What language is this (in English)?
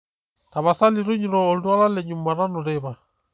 Masai